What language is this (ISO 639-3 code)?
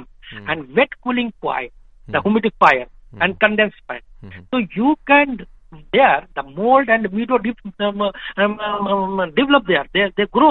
hin